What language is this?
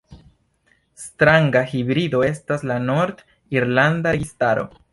Esperanto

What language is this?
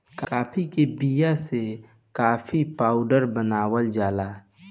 Bhojpuri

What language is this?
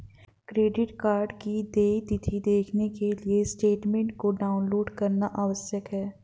Hindi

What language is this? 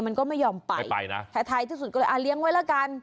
Thai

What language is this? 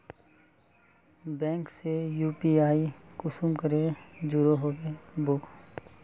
Magahi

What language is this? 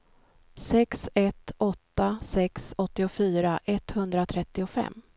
Swedish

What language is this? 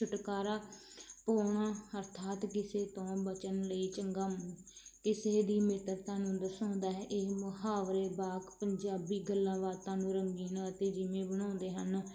Punjabi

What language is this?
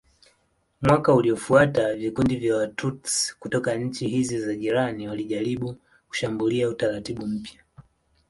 Swahili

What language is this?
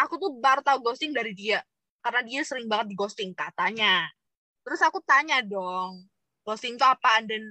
Indonesian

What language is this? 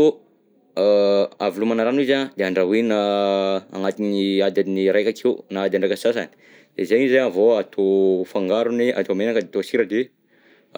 Southern Betsimisaraka Malagasy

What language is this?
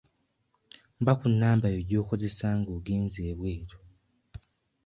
Ganda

